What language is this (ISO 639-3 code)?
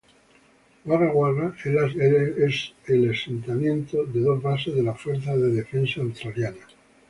spa